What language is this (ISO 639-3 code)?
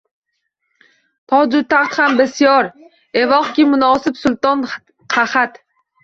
uzb